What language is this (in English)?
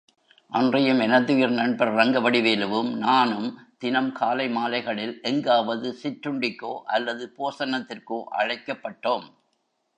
Tamil